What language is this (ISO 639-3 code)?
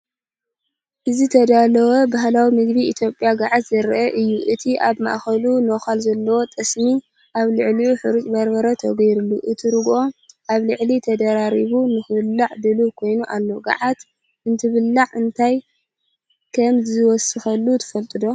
tir